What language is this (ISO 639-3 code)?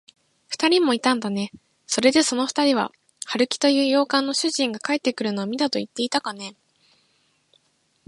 jpn